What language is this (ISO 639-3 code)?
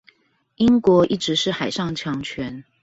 zho